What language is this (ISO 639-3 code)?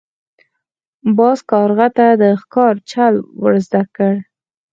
pus